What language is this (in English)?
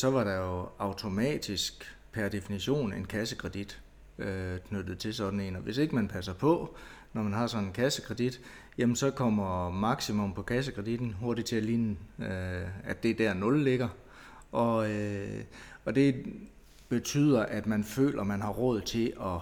Danish